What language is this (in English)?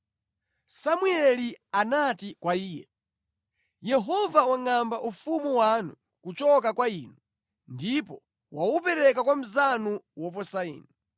Nyanja